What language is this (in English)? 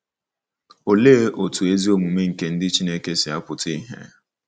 Igbo